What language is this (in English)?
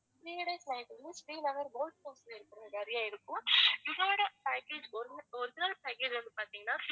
Tamil